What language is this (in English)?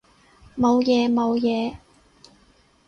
Cantonese